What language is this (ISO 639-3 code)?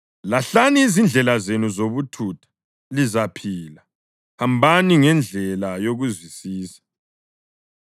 nde